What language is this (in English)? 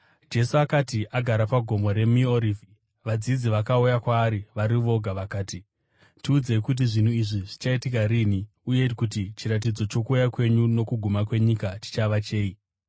Shona